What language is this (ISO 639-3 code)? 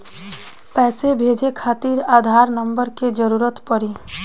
bho